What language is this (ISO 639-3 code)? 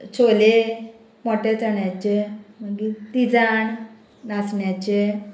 kok